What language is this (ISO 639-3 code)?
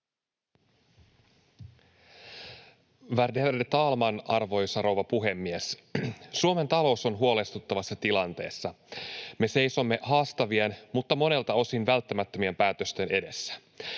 fin